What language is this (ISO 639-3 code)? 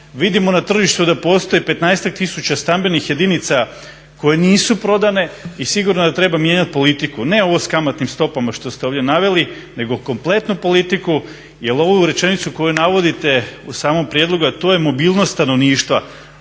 hrv